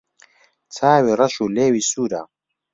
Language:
Central Kurdish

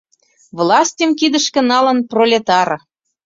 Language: Mari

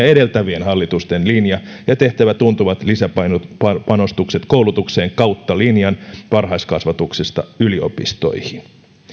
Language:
Finnish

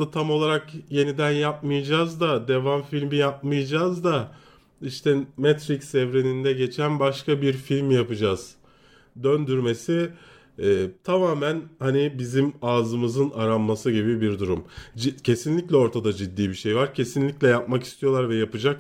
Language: Turkish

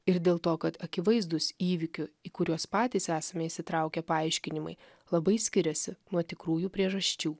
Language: Lithuanian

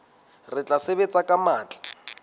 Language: Southern Sotho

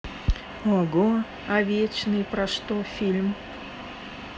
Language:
Russian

